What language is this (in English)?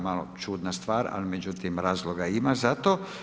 Croatian